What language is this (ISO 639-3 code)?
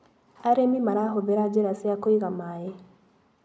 kik